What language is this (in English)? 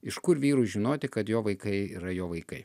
Lithuanian